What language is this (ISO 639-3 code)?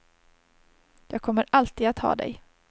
swe